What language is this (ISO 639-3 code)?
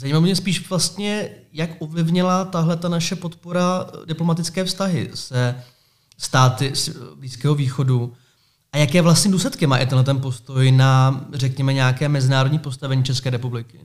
ces